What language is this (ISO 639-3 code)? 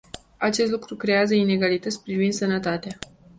ron